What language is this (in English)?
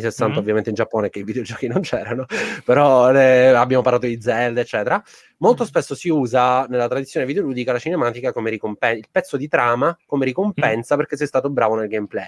Italian